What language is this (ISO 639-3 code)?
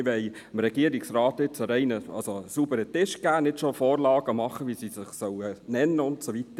gsw